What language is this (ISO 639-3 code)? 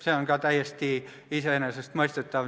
est